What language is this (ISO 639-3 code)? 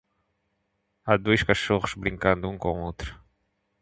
por